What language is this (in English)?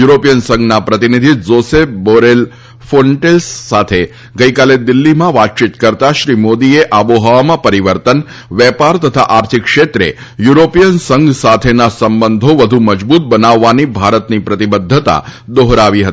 Gujarati